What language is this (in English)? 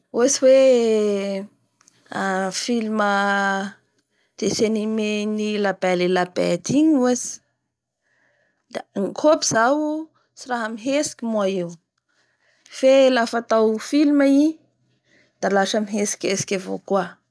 Bara Malagasy